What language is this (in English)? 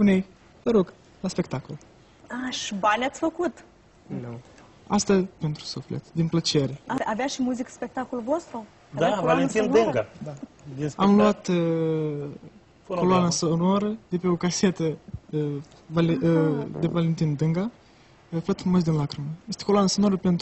Romanian